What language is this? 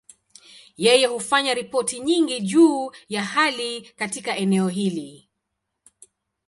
Swahili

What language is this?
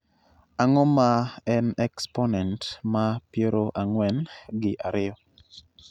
Luo (Kenya and Tanzania)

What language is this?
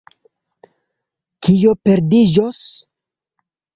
Esperanto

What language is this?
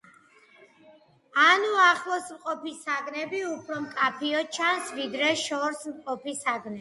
Georgian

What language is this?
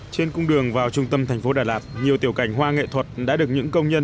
Vietnamese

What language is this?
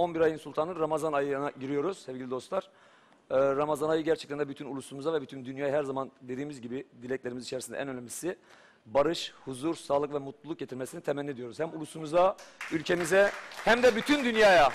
Turkish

